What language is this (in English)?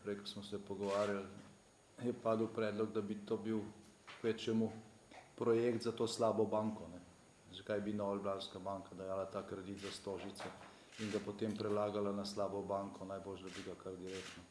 Slovenian